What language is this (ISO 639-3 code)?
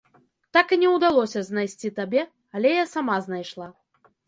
bel